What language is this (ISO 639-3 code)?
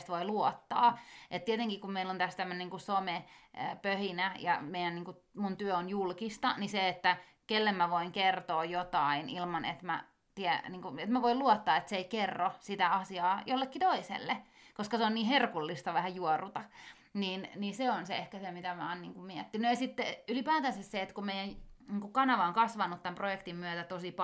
fin